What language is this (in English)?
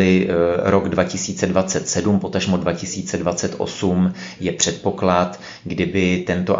Czech